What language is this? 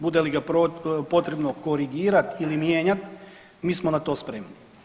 Croatian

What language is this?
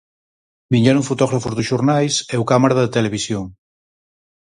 Galician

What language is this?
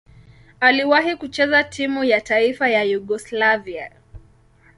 Swahili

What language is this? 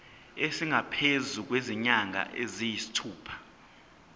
Zulu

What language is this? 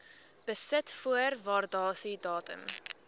Afrikaans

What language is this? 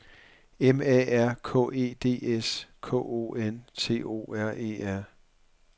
Danish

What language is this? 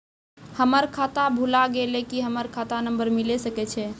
Maithili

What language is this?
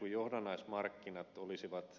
Finnish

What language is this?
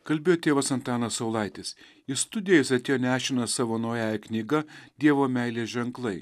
Lithuanian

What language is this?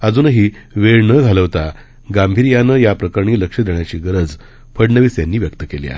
Marathi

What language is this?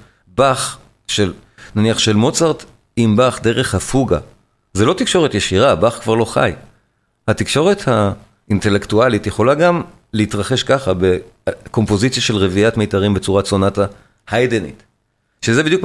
Hebrew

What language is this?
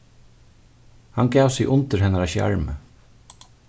Faroese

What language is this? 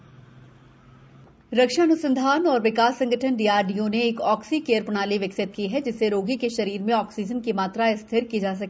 Hindi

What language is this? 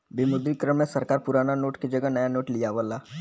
Bhojpuri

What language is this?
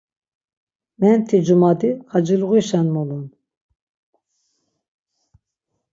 Laz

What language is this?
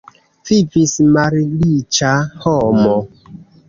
Esperanto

